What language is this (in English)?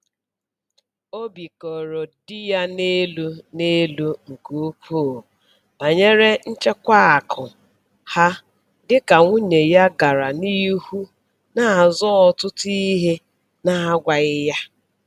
Igbo